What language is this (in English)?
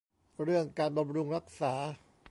Thai